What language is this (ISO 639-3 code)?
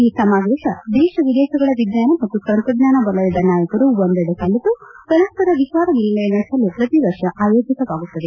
kan